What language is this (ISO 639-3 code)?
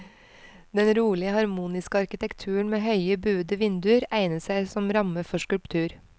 nor